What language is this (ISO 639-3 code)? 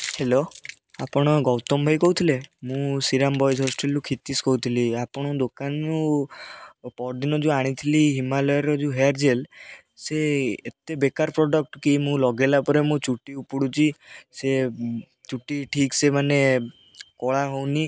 ori